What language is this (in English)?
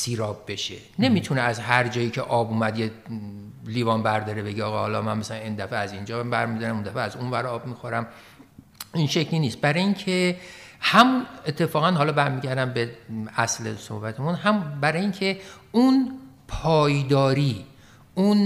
Persian